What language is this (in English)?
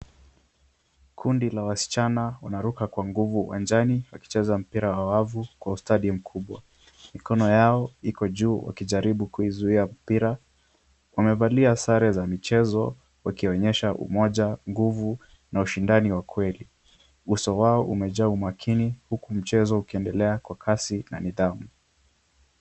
Swahili